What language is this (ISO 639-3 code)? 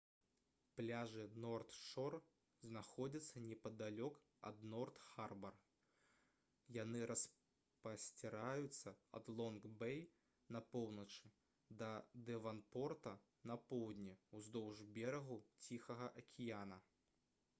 bel